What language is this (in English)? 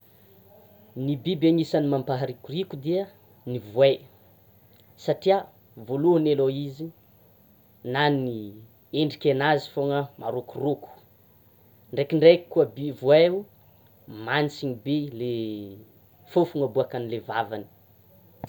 Tsimihety Malagasy